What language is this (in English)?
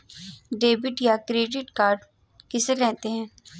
Hindi